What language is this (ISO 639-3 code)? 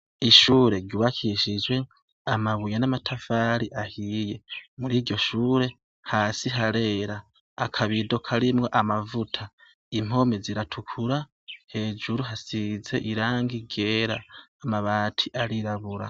run